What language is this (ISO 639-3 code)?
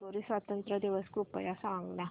mar